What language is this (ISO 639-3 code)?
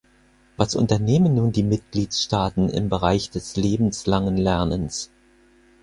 deu